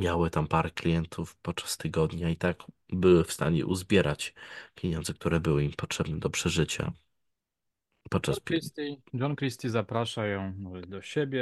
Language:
Polish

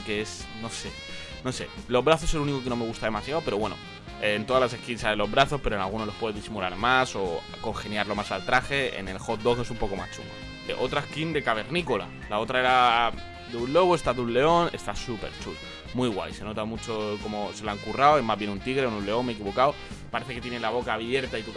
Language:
Spanish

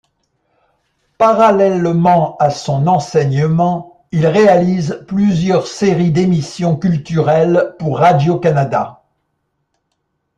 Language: French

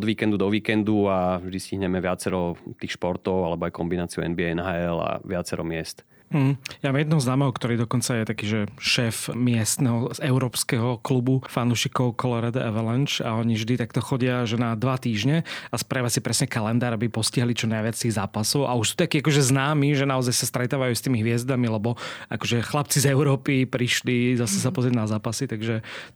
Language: Slovak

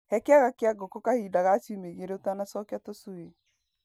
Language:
Kikuyu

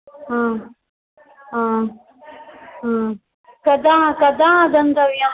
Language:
Sanskrit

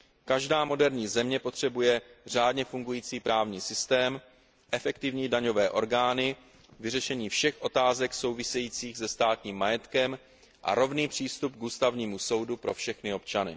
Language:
Czech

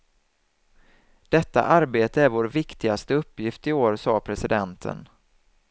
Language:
Swedish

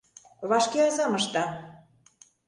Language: Mari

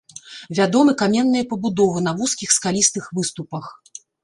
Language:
Belarusian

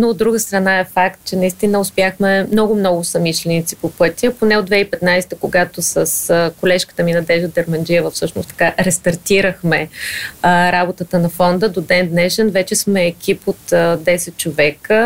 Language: Bulgarian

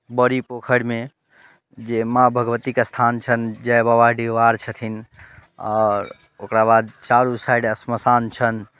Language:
Maithili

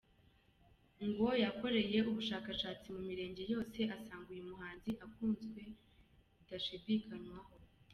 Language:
Kinyarwanda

